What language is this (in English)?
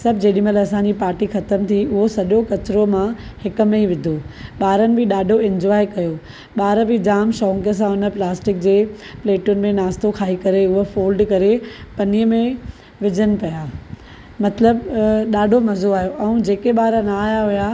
Sindhi